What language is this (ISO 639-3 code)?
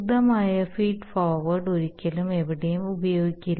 mal